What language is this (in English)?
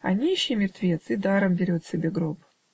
Russian